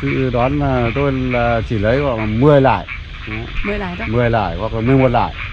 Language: Vietnamese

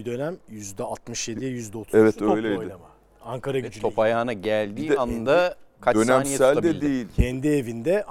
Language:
Turkish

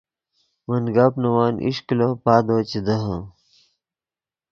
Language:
Yidgha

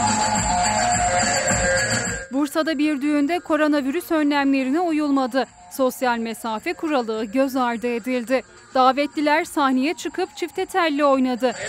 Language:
Turkish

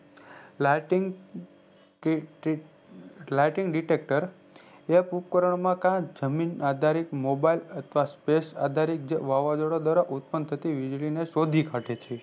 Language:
Gujarati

